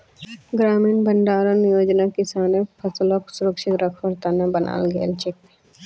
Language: Magahi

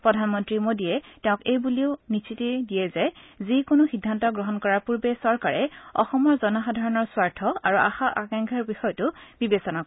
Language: Assamese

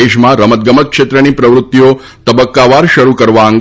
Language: Gujarati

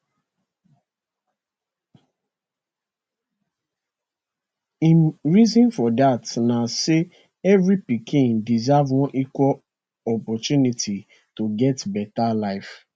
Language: Nigerian Pidgin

